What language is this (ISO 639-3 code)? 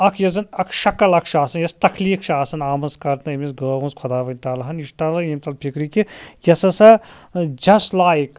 kas